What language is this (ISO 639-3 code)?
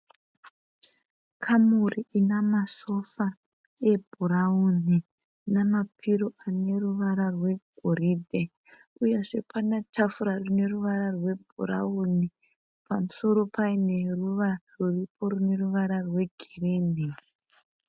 sna